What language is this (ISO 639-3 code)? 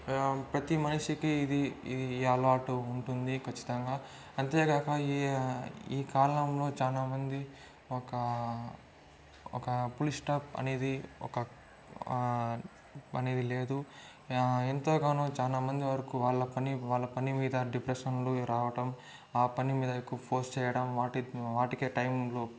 tel